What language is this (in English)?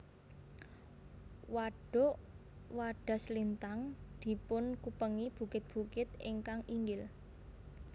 Javanese